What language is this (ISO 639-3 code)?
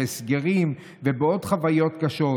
heb